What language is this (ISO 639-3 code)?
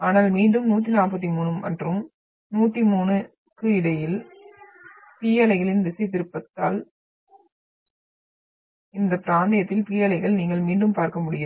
tam